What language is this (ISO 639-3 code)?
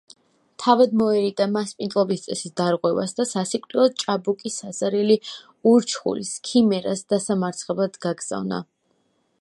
kat